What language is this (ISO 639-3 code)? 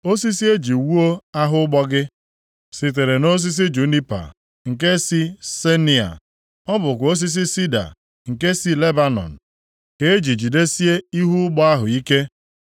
ibo